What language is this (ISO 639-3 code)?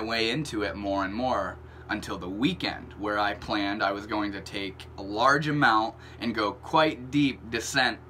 eng